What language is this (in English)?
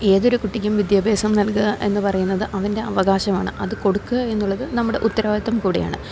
Malayalam